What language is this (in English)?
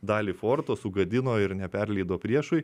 Lithuanian